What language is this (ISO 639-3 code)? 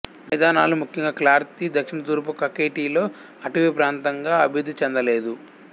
tel